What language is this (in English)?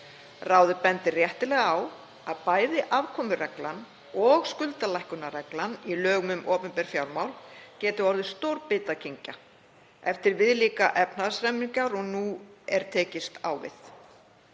Icelandic